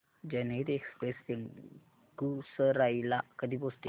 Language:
Marathi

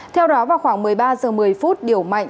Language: Vietnamese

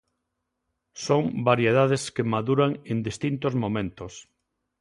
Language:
Galician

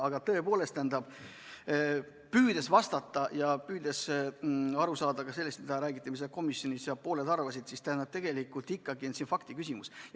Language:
Estonian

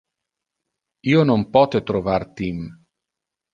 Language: Interlingua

